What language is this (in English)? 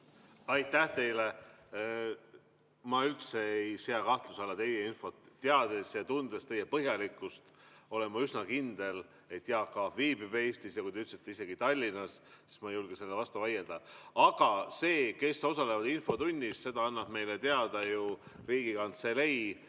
Estonian